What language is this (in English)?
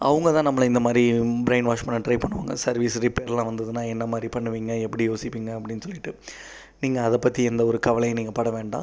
Tamil